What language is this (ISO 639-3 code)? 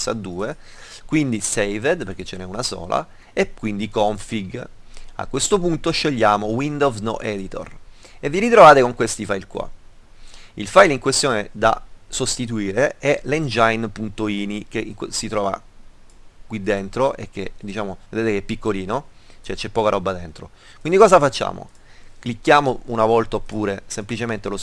ita